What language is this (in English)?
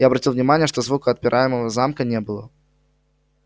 Russian